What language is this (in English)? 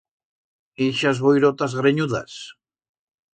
Aragonese